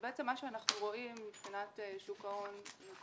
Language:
Hebrew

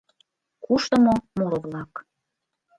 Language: Mari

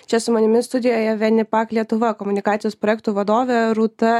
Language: Lithuanian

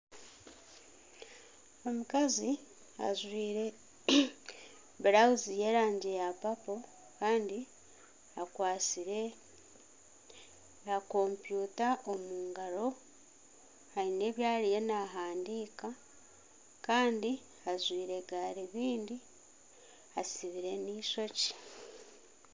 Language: Nyankole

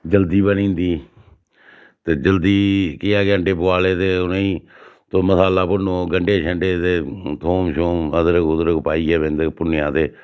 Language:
Dogri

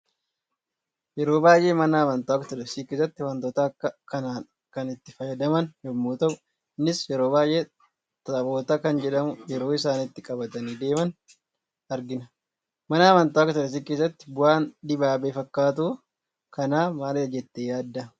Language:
Oromo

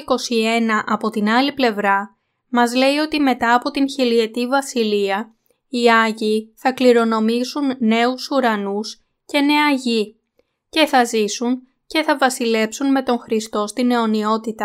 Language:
Greek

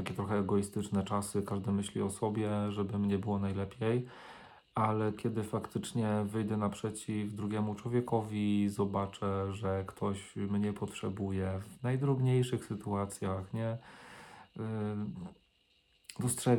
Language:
Polish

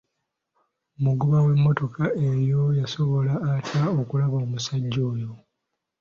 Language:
Ganda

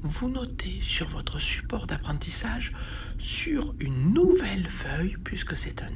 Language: French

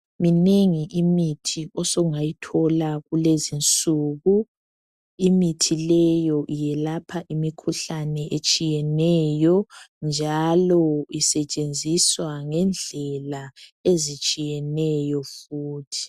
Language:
North Ndebele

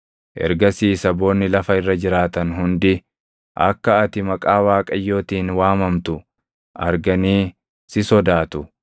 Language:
Oromo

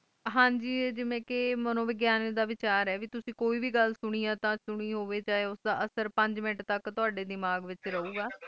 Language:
Punjabi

